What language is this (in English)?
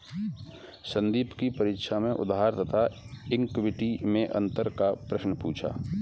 Hindi